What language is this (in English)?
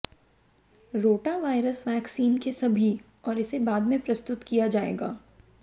Hindi